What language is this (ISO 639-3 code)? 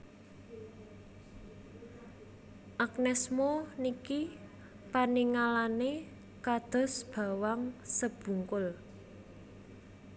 jav